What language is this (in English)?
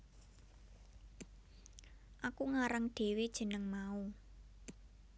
Javanese